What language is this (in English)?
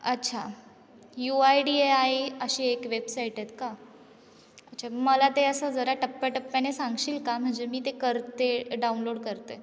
Marathi